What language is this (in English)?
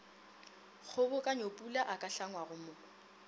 Northern Sotho